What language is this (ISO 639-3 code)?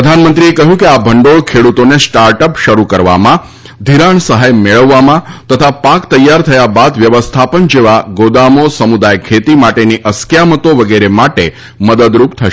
guj